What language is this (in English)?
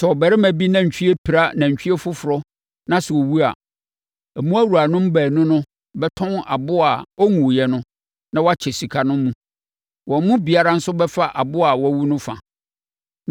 Akan